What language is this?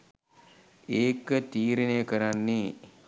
Sinhala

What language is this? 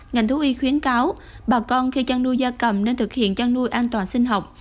Vietnamese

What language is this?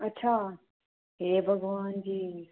Dogri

